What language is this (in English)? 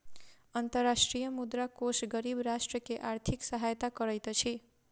Maithili